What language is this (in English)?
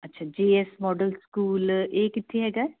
Punjabi